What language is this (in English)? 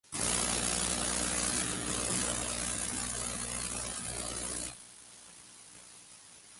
Spanish